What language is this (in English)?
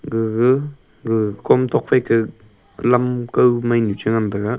Wancho Naga